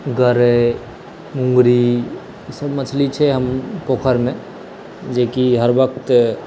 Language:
Maithili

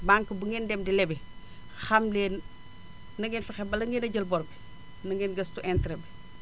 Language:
Wolof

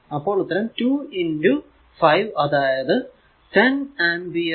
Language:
Malayalam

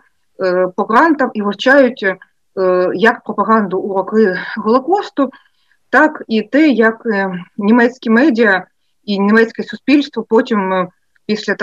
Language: Ukrainian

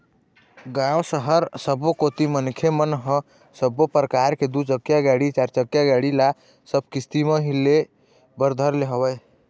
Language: Chhattisgarhi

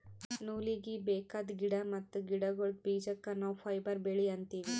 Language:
Kannada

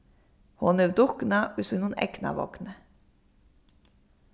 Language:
Faroese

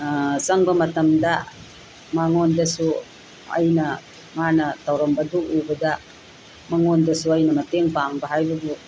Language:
Manipuri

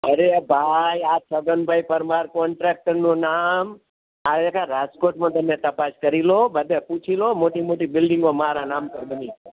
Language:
Gujarati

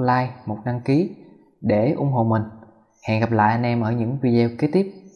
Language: Vietnamese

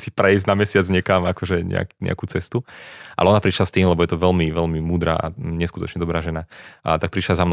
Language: Slovak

